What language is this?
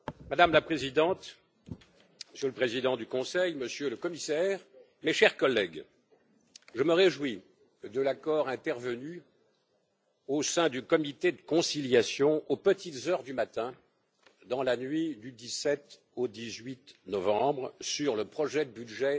French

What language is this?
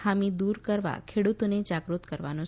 Gujarati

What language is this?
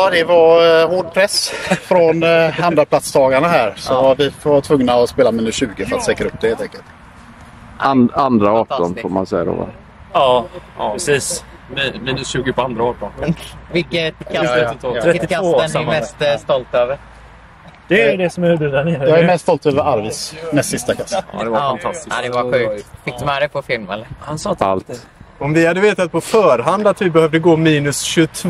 Swedish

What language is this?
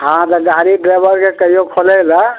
Maithili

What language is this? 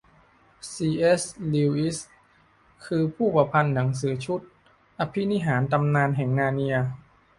Thai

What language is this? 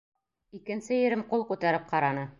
Bashkir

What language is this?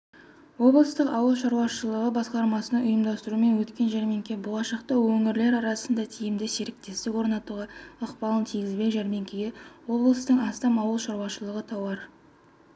Kazakh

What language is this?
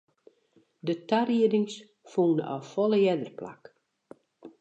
Western Frisian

